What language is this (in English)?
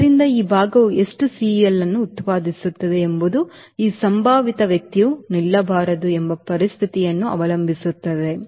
Kannada